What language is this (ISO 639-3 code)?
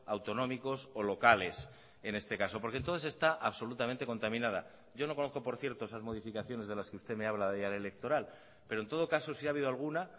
spa